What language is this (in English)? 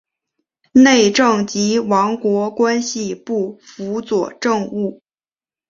Chinese